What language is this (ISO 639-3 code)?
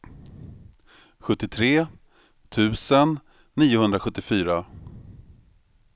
swe